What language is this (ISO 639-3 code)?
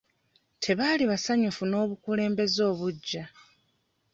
lug